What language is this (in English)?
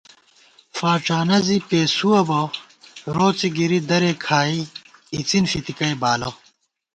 Gawar-Bati